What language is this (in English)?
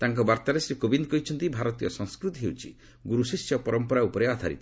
Odia